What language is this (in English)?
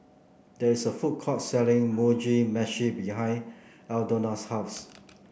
English